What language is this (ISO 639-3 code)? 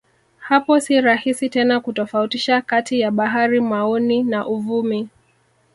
swa